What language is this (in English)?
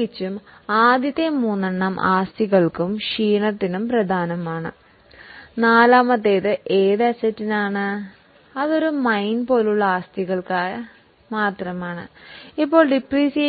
Malayalam